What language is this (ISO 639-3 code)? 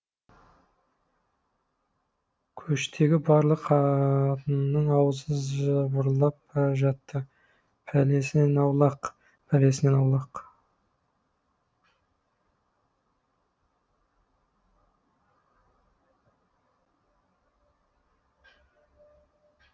kaz